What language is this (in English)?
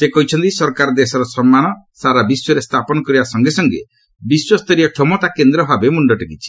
Odia